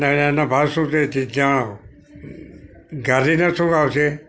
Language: Gujarati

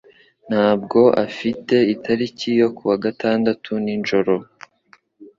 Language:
Kinyarwanda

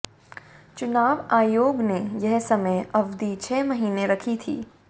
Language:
Hindi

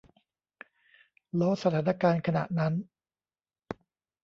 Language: Thai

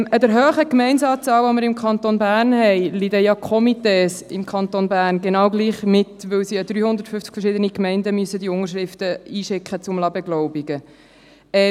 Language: Swiss German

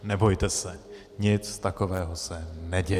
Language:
Czech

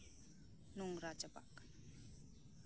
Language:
Santali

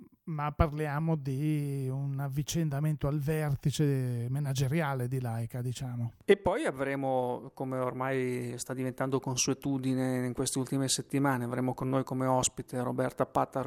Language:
Italian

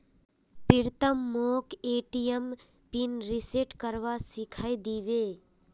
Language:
Magahi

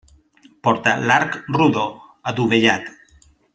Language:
Catalan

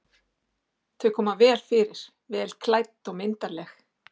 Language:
Icelandic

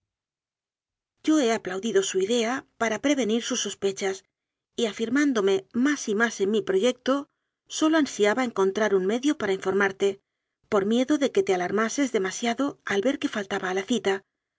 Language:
Spanish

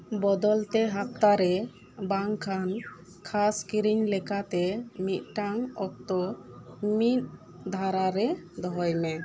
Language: Santali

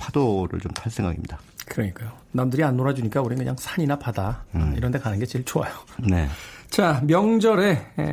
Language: Korean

